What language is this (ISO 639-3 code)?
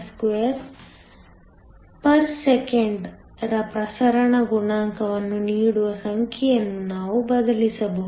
kan